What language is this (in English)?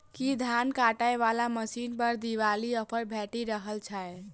Maithili